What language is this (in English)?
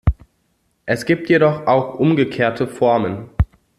German